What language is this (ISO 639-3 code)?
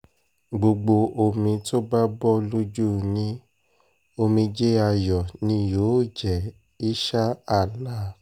yor